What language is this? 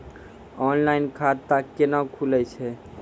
Maithili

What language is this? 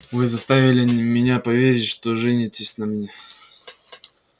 Russian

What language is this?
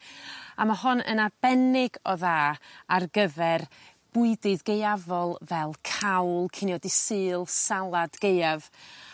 Welsh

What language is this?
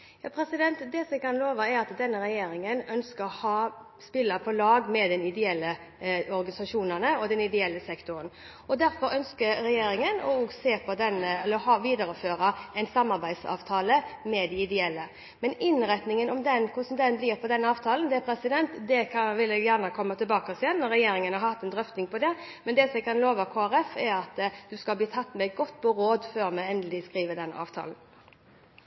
Norwegian Bokmål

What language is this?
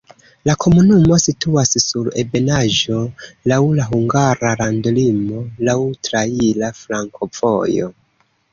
Esperanto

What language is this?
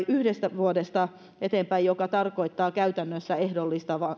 Finnish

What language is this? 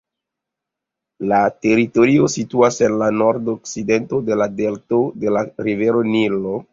Esperanto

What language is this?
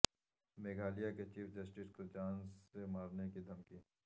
Urdu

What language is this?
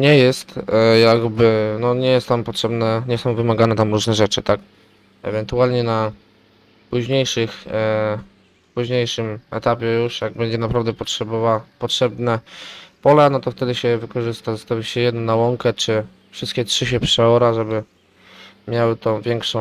Polish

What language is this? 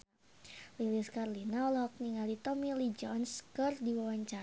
Sundanese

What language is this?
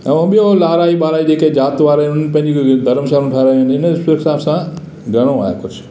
Sindhi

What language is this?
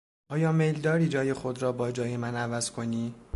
Persian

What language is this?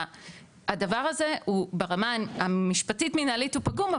Hebrew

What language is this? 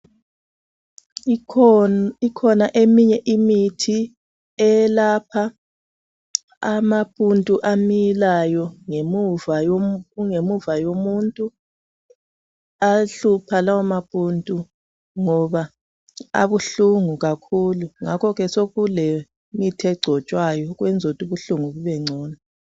North Ndebele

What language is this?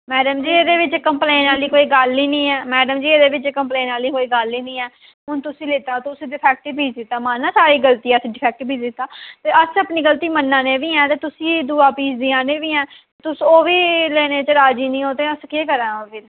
Dogri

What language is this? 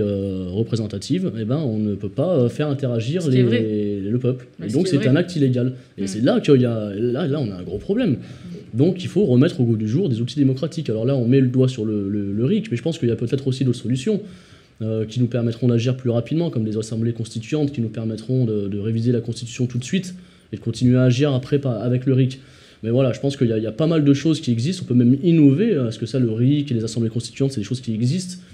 French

